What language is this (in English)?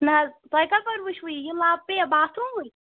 Kashmiri